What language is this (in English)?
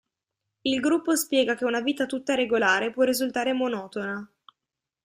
Italian